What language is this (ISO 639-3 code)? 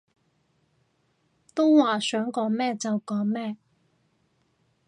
yue